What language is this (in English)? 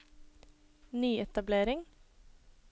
Norwegian